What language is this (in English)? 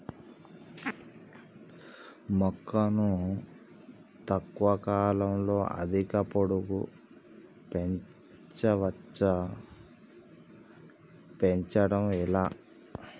Telugu